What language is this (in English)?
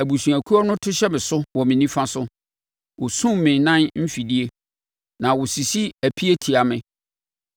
Akan